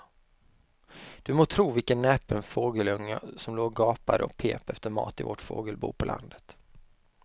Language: Swedish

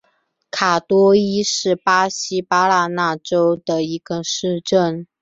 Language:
Chinese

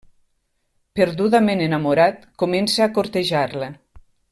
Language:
Catalan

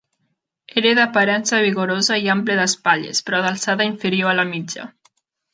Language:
Catalan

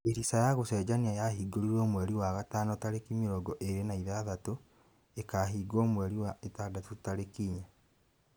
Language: Kikuyu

